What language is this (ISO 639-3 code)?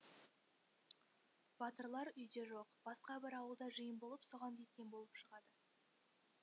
kaz